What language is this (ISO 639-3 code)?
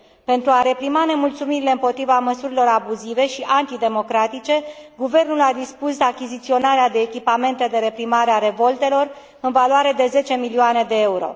ron